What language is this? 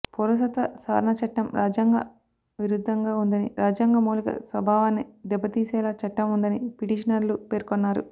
Telugu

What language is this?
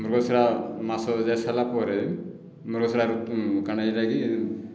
Odia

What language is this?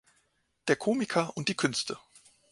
German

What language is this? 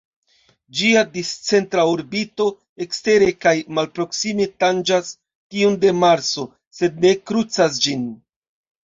Esperanto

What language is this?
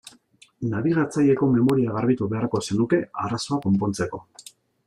Basque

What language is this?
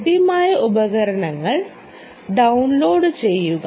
Malayalam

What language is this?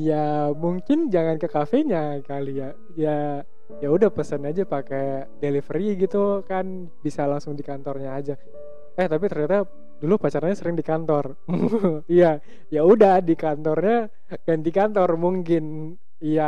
Indonesian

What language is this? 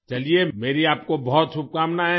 Hindi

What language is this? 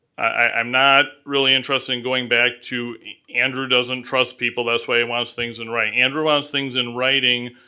English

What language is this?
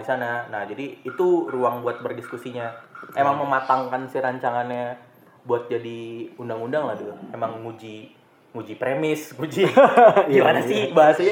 Indonesian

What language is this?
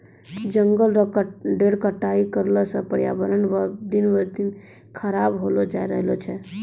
Maithili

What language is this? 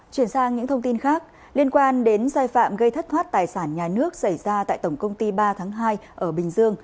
Vietnamese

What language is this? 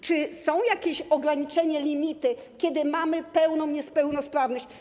Polish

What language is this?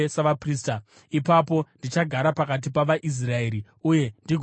Shona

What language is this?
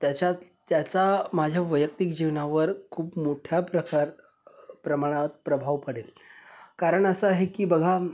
Marathi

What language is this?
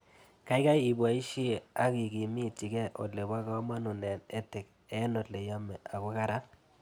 Kalenjin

